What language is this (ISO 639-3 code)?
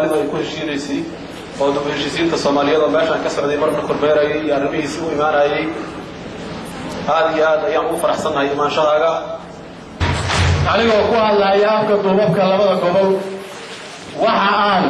ara